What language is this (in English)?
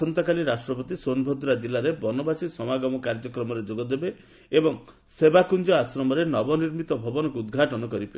Odia